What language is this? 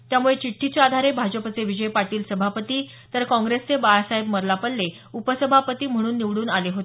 Marathi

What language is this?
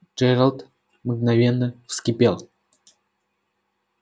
Russian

